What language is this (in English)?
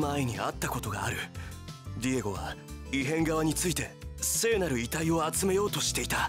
Japanese